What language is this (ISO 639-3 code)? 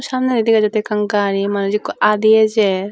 ccp